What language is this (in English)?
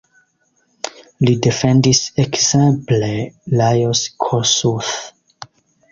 Esperanto